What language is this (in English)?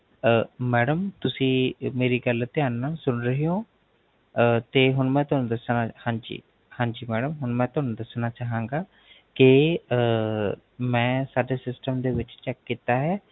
Punjabi